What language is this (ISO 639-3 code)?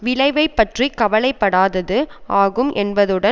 tam